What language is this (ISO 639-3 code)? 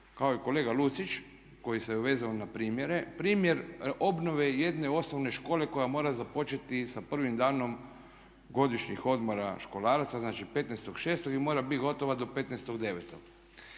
hrv